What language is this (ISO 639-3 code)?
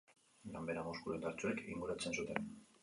eus